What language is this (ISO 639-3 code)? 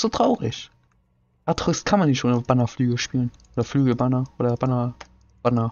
deu